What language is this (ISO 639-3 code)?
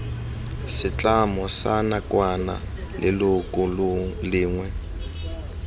tsn